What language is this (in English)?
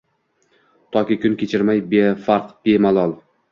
Uzbek